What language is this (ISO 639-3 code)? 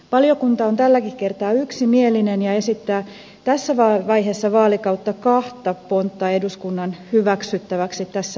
fin